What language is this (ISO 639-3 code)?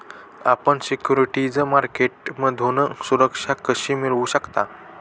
mar